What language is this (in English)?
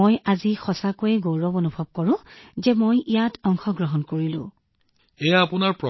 Assamese